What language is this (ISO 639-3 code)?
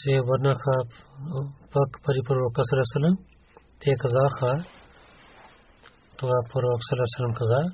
bul